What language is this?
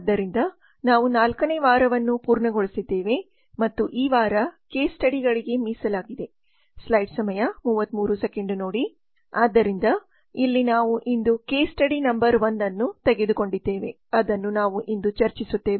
Kannada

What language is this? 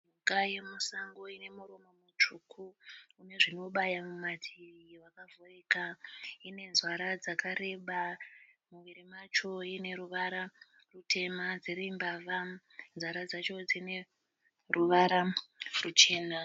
Shona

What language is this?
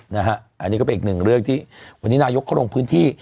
Thai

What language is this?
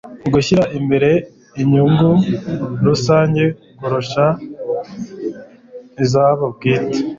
Kinyarwanda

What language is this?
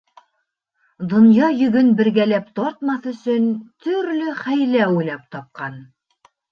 Bashkir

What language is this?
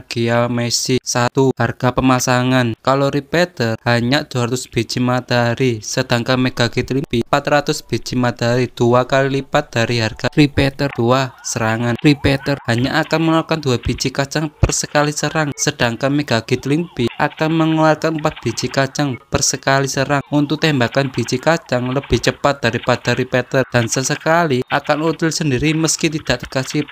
Indonesian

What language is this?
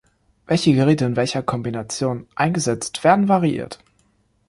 German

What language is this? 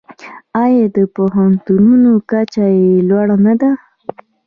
Pashto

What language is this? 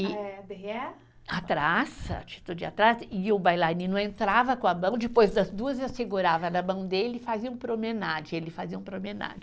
Portuguese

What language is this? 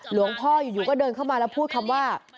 Thai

